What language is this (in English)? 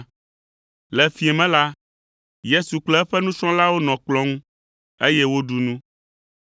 Ewe